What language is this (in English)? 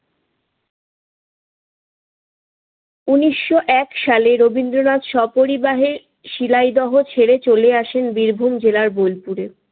Bangla